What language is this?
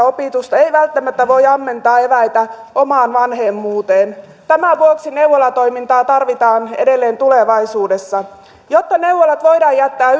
Finnish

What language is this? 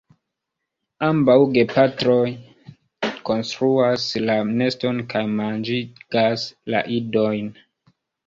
Esperanto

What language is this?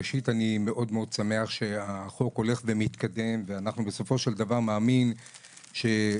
Hebrew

